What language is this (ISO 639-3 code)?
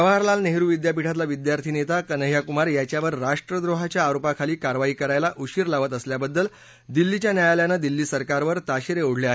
mar